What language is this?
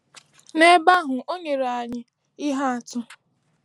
Igbo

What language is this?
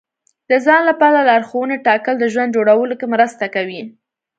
Pashto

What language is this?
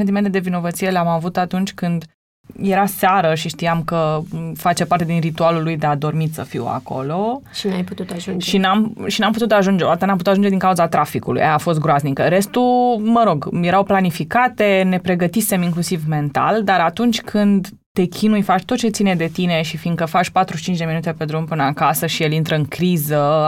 Romanian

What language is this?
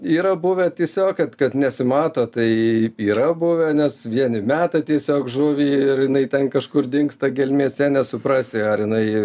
Lithuanian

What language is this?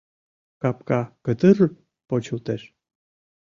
Mari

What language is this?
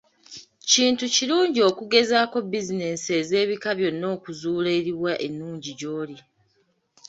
Ganda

